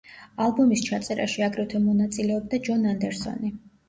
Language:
Georgian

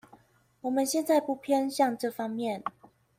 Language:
Chinese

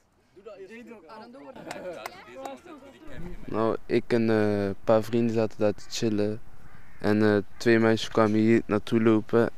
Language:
Dutch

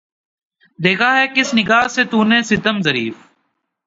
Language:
Urdu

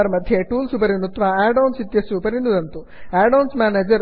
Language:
Sanskrit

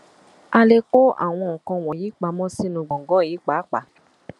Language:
Yoruba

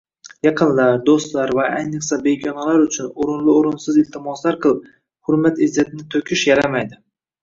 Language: Uzbek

